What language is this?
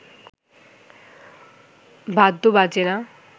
Bangla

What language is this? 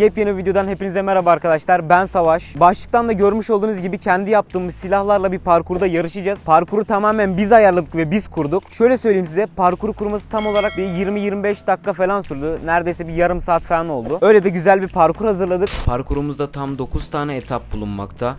Turkish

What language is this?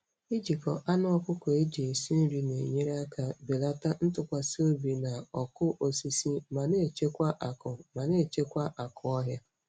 Igbo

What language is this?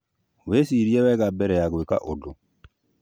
Kikuyu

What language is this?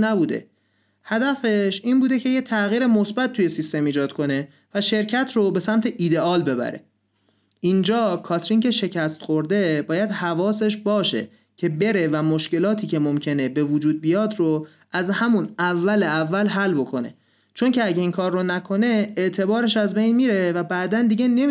Persian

